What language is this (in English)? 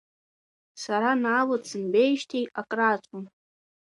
Abkhazian